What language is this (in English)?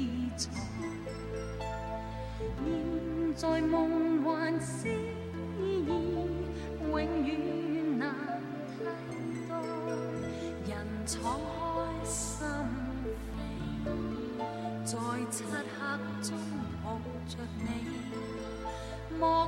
Chinese